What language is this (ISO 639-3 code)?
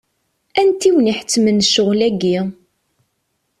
kab